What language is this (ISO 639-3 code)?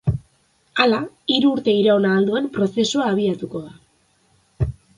eus